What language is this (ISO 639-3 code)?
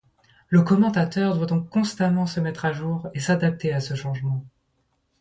fra